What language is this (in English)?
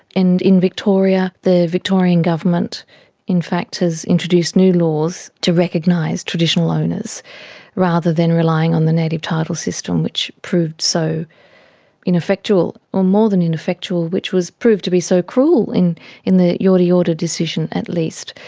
English